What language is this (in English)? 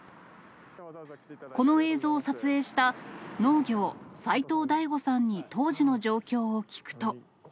Japanese